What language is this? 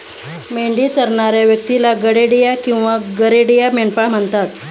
Marathi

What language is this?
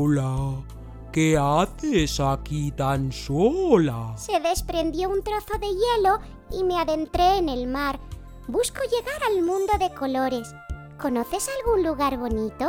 Spanish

